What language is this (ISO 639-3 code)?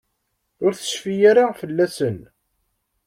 kab